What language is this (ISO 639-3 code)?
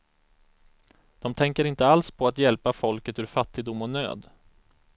swe